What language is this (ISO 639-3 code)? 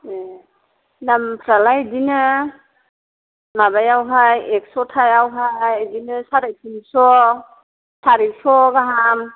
brx